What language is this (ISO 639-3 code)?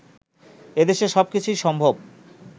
ben